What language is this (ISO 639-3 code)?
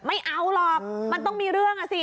tha